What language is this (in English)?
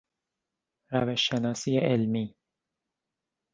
Persian